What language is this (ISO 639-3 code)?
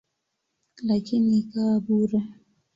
swa